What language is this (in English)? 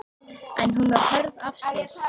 Icelandic